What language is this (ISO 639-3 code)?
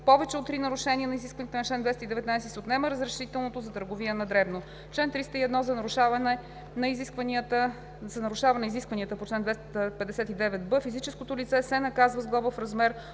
bul